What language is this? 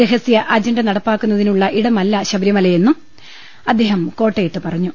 Malayalam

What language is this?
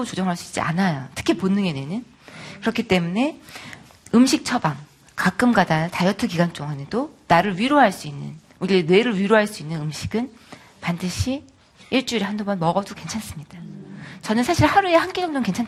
Korean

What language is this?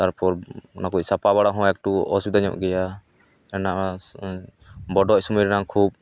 Santali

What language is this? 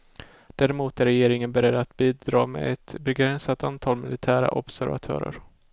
Swedish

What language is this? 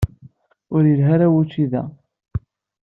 Kabyle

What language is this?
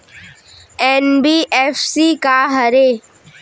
Chhattisgarhi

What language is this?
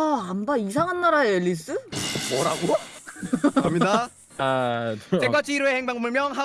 Korean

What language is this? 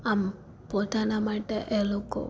Gujarati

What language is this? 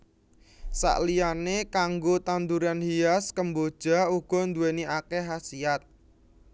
Javanese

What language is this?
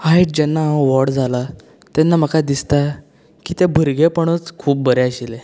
Konkani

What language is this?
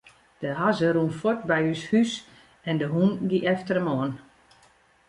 Western Frisian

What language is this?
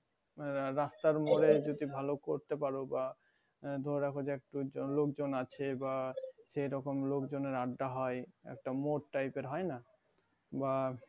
Bangla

